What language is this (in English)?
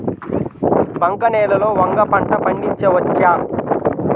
Telugu